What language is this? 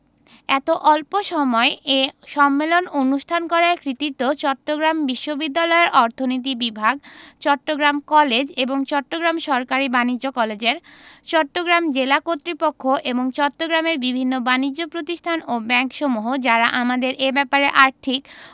Bangla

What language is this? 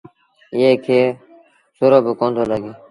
Sindhi Bhil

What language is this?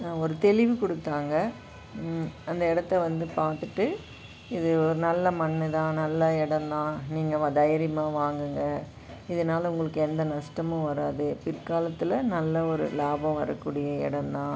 Tamil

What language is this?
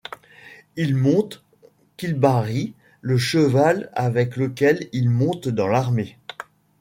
French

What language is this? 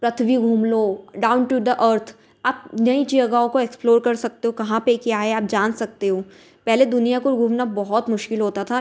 Hindi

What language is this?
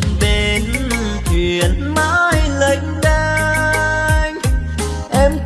Vietnamese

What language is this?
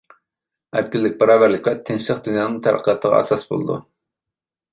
Uyghur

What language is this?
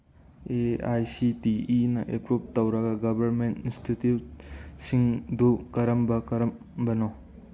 Manipuri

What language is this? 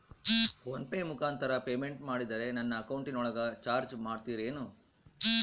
Kannada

